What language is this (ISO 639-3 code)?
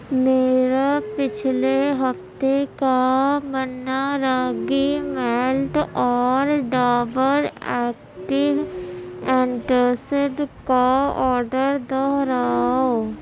urd